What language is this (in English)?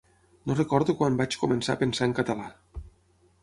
Catalan